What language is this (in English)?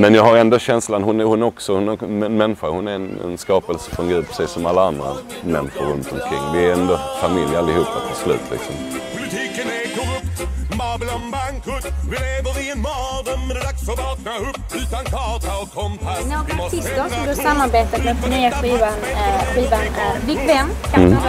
Swedish